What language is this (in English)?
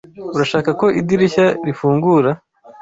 Kinyarwanda